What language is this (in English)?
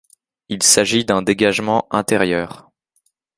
French